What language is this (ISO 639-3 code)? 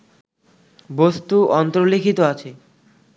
ben